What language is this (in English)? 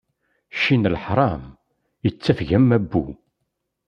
Kabyle